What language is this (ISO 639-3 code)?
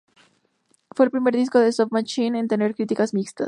spa